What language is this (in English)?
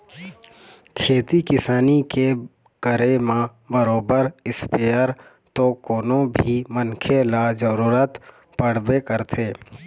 Chhattisgarhi